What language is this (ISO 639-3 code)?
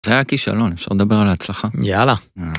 heb